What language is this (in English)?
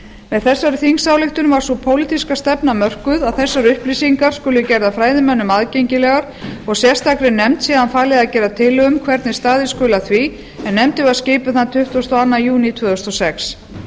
Icelandic